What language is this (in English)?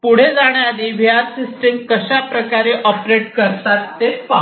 Marathi